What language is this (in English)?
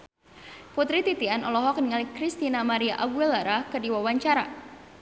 Sundanese